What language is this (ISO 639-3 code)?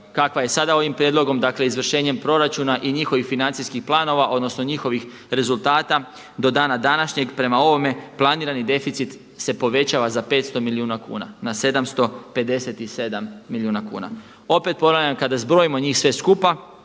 hrv